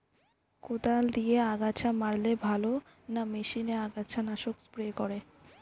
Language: Bangla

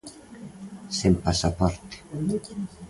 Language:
Galician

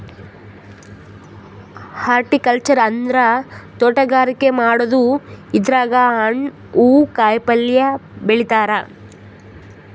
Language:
Kannada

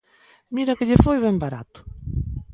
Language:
Galician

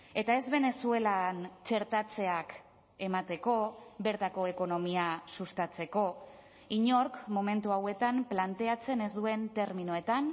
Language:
Basque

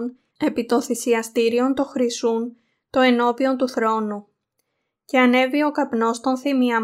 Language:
Greek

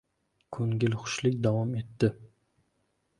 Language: Uzbek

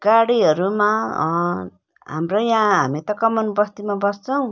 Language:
Nepali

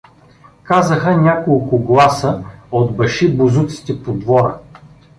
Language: Bulgarian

